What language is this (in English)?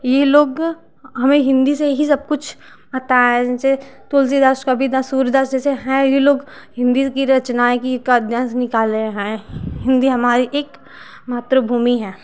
Hindi